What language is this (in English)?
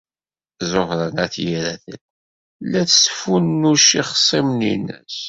Kabyle